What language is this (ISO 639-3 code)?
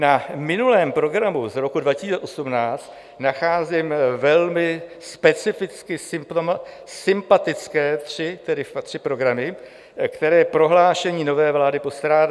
ces